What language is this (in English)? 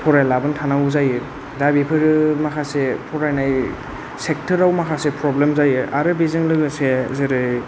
Bodo